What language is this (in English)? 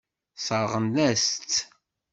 Kabyle